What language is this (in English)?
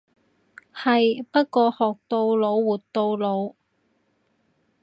Cantonese